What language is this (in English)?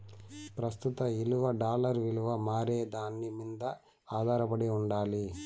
Telugu